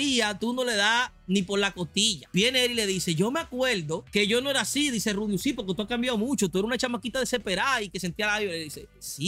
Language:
Spanish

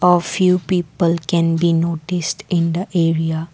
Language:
English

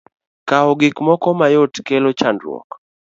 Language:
Luo (Kenya and Tanzania)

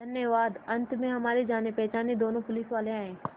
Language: Hindi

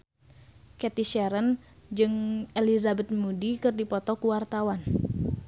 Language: Sundanese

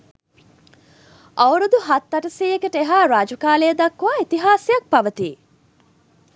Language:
Sinhala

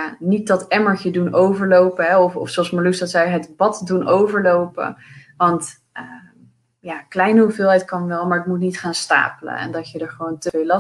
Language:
Dutch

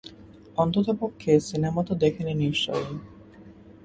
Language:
Bangla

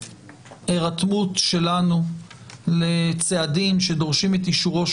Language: Hebrew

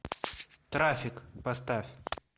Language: Russian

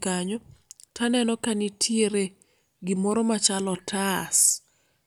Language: Luo (Kenya and Tanzania)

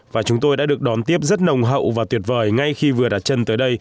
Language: Vietnamese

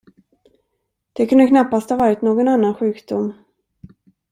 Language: Swedish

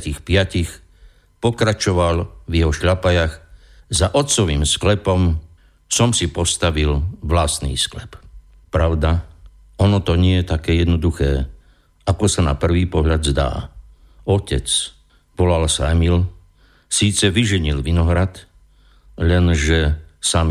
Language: Slovak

